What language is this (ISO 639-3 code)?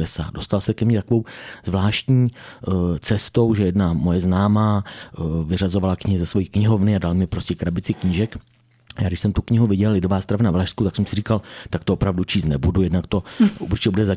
ces